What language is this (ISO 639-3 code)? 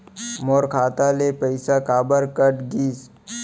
hne